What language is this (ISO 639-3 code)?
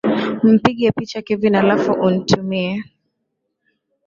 swa